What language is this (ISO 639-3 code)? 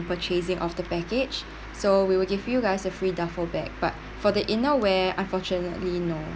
eng